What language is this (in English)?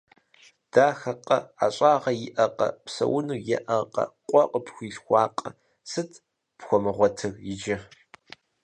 Kabardian